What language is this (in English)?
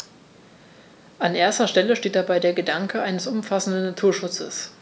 German